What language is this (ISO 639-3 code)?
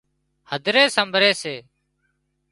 kxp